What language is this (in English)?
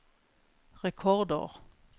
Norwegian